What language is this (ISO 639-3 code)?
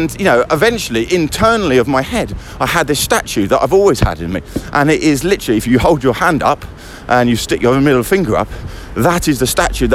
eng